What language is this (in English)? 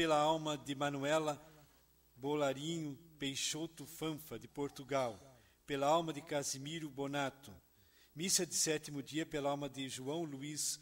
Portuguese